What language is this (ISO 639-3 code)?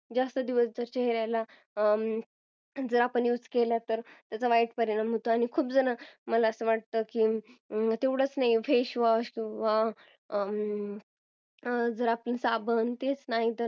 mar